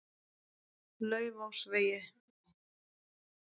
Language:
Icelandic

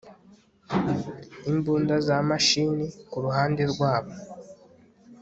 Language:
Kinyarwanda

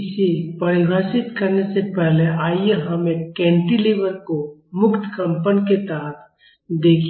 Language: Hindi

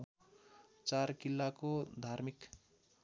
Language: Nepali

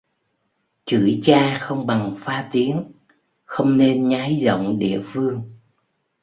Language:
Vietnamese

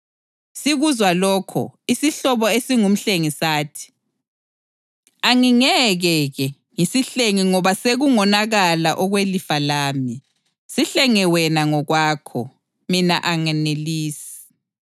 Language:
North Ndebele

